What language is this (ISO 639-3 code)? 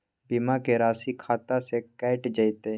mai